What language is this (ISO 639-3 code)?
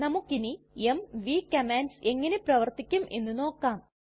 mal